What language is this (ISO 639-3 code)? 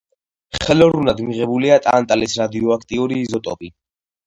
kat